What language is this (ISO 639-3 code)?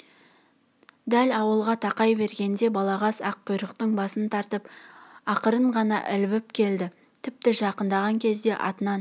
kaz